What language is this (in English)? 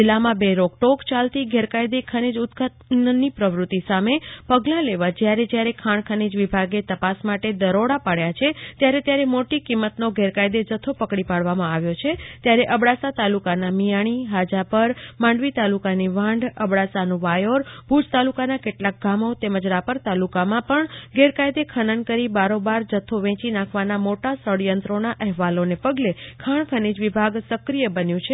Gujarati